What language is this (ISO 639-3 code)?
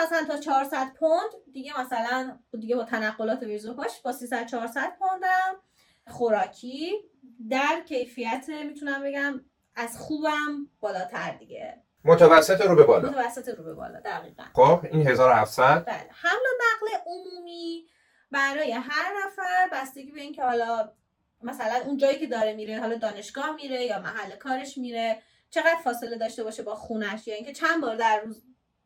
fas